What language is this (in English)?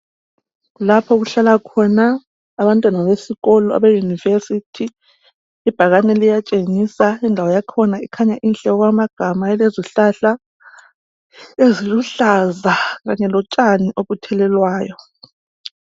North Ndebele